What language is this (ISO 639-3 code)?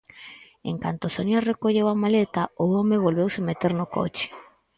glg